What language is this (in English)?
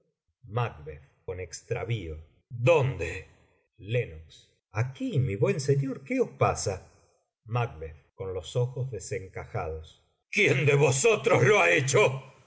Spanish